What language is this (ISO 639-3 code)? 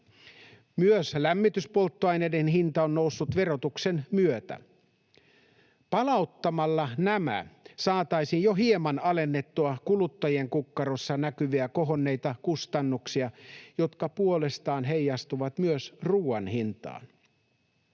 fin